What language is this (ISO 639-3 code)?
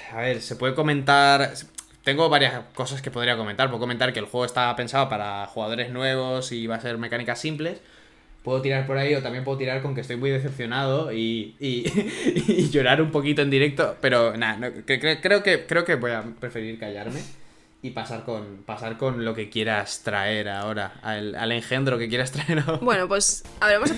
spa